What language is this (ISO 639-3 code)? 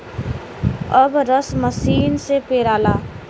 bho